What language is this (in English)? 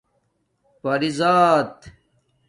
Domaaki